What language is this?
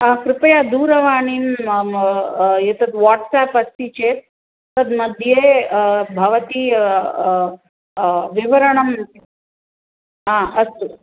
Sanskrit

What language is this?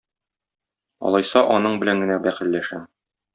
Tatar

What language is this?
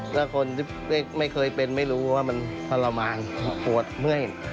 Thai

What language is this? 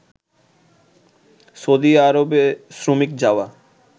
Bangla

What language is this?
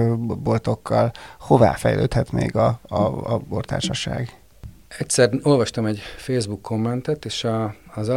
Hungarian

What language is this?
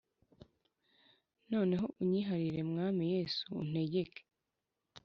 Kinyarwanda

